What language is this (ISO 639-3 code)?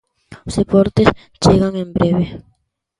glg